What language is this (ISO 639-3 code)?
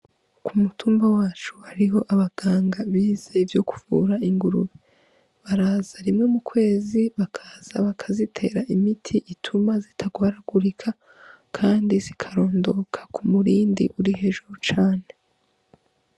run